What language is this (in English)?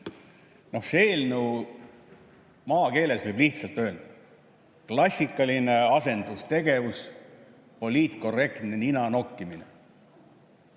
Estonian